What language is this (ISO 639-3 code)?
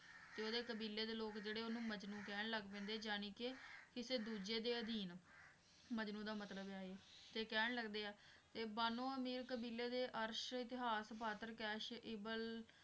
pan